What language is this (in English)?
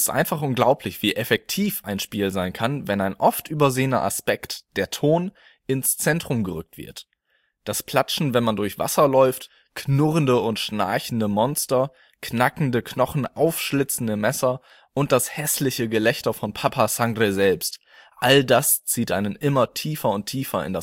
German